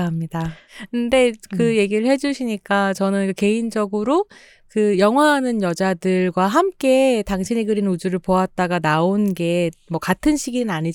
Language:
Korean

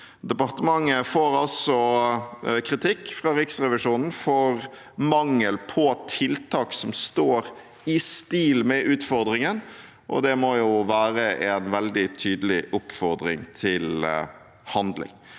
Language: Norwegian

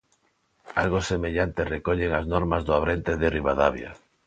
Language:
Galician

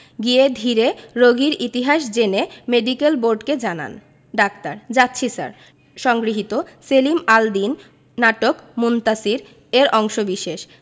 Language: Bangla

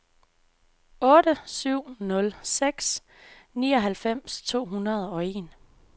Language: Danish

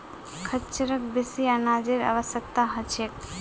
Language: Magahi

